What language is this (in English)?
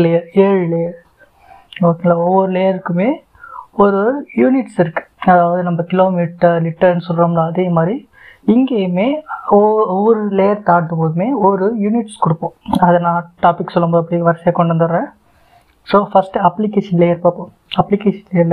Tamil